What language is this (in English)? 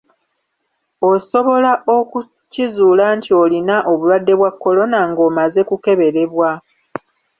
Ganda